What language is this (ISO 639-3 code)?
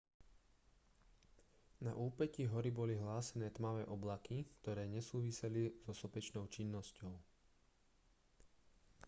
slk